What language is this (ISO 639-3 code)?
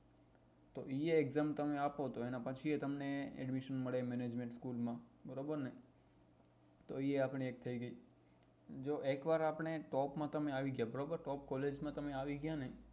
guj